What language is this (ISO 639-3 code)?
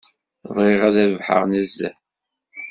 kab